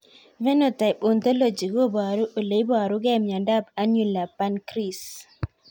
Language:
Kalenjin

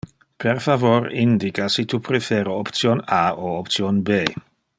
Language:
Interlingua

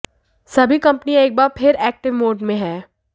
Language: Hindi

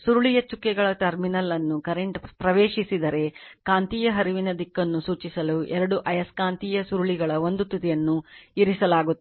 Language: Kannada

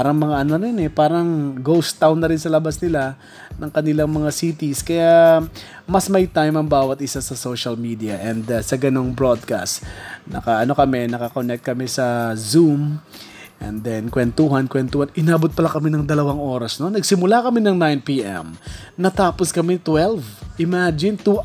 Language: Filipino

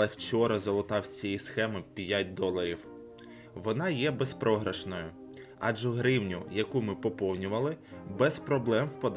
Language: Ukrainian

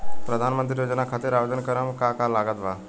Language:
Bhojpuri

